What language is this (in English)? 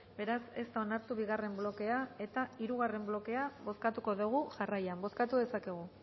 Basque